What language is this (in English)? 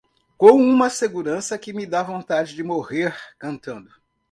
Portuguese